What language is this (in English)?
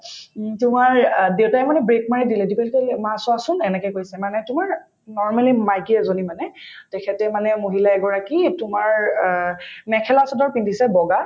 Assamese